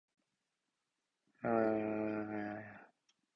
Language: Japanese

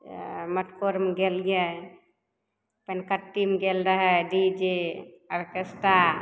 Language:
Maithili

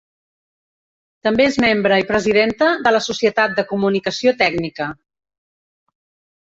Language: Catalan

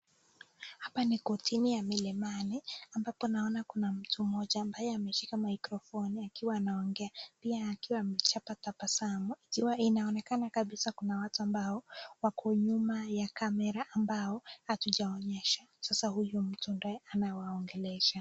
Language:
Swahili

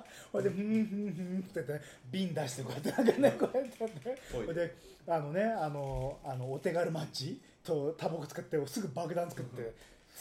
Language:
Japanese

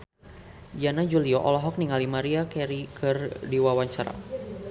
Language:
Sundanese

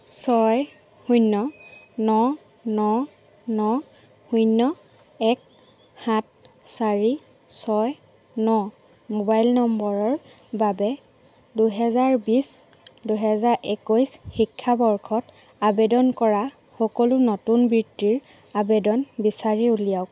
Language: Assamese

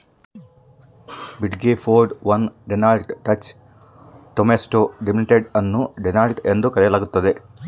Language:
Kannada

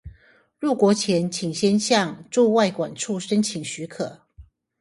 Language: Chinese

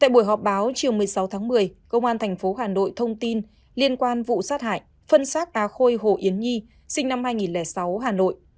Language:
Vietnamese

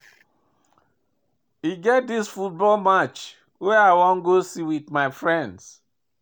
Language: Nigerian Pidgin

